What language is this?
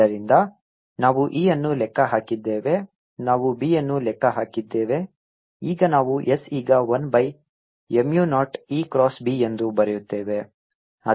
Kannada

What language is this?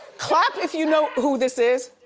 English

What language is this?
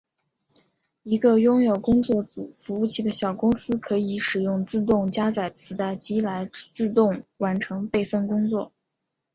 Chinese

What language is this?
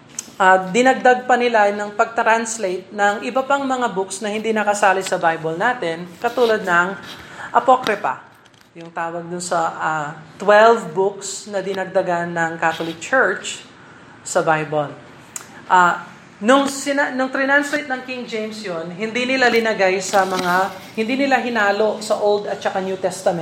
Filipino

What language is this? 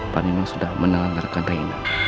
Indonesian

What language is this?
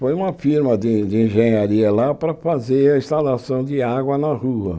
Portuguese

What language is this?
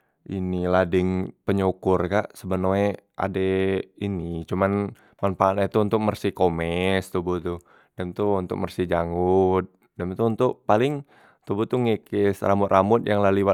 Musi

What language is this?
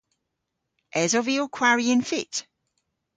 Cornish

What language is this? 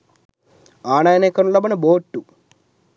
Sinhala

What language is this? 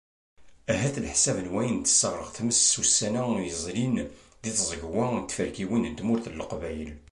Kabyle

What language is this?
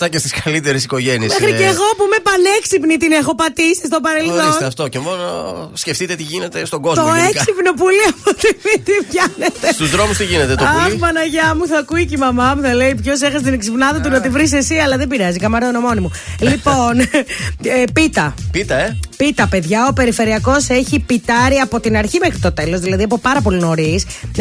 Greek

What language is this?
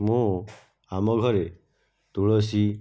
Odia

